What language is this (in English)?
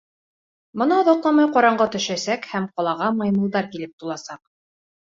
Bashkir